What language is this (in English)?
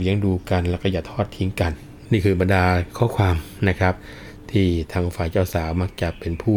Thai